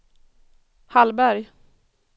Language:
Swedish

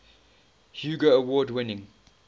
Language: English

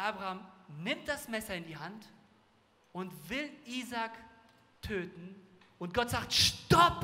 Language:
German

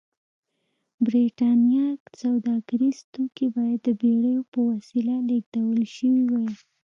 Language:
Pashto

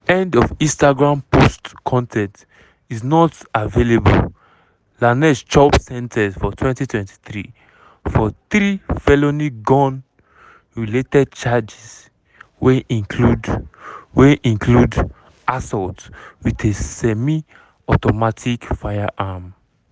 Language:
Nigerian Pidgin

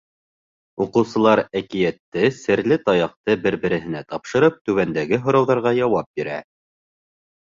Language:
Bashkir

